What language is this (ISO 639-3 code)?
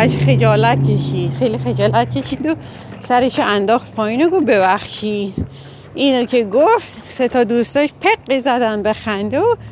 fas